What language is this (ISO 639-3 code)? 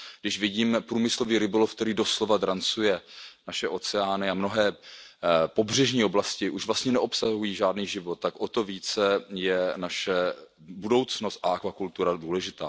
ces